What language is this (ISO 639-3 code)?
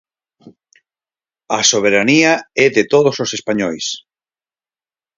glg